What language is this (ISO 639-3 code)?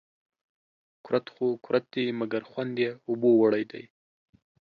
pus